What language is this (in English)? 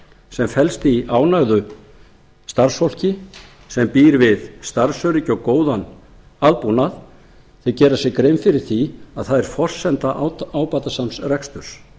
Icelandic